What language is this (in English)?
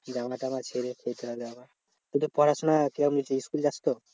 Bangla